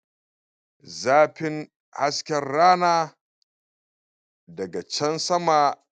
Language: Hausa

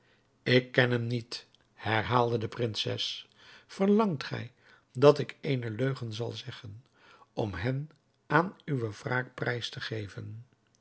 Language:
Dutch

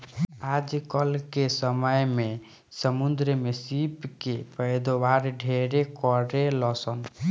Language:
Bhojpuri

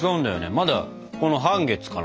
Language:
Japanese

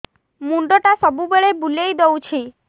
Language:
Odia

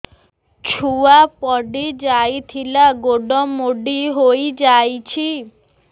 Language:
Odia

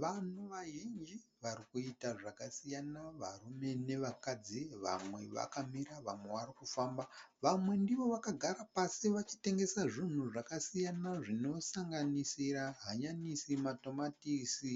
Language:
Shona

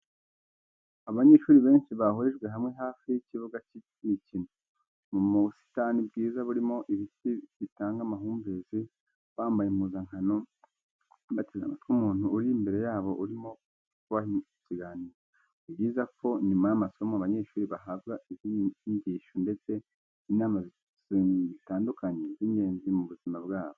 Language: Kinyarwanda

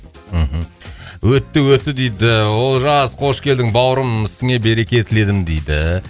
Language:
Kazakh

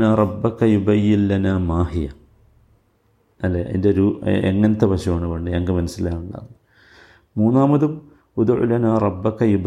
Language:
Malayalam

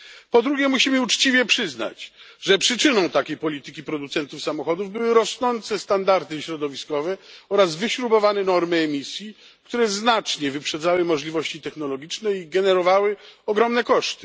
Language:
Polish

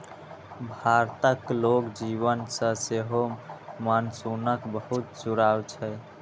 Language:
Maithili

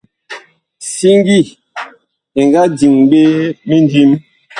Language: Bakoko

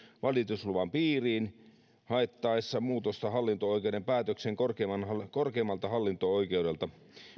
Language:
Finnish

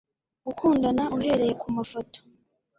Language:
Kinyarwanda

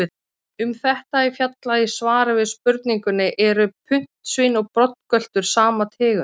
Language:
Icelandic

